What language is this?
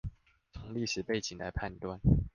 Chinese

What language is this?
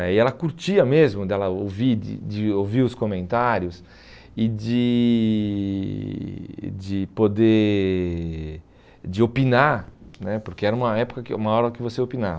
Portuguese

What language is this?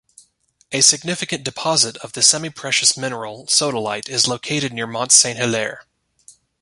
English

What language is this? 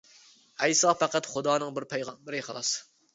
Uyghur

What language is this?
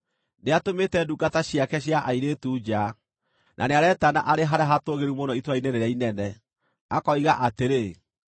Kikuyu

